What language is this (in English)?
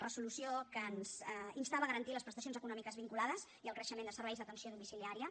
Catalan